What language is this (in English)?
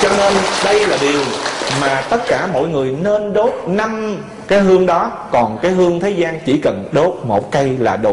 Vietnamese